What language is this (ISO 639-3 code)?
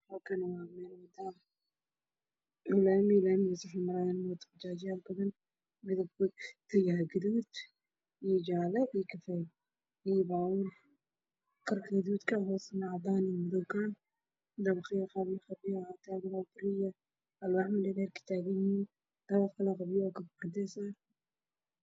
som